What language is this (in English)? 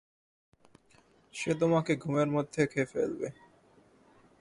Bangla